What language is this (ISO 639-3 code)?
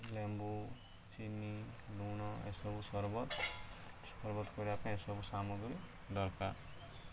ori